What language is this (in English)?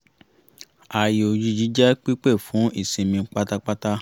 Yoruba